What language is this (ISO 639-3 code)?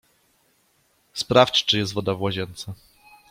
pol